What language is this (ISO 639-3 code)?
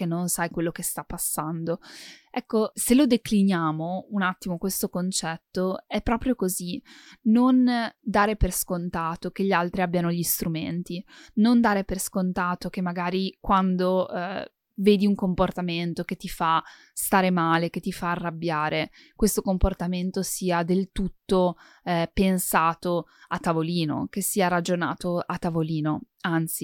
ita